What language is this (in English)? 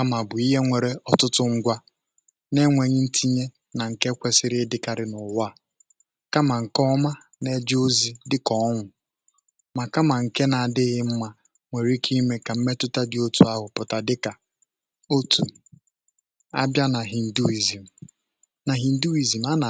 Igbo